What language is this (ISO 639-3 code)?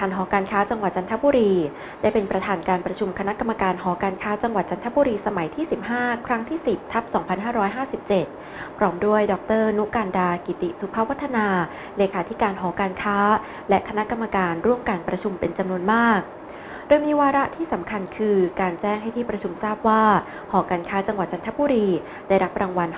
tha